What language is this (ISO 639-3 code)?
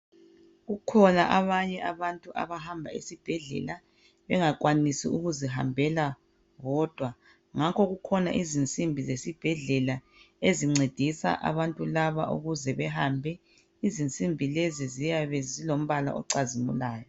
nde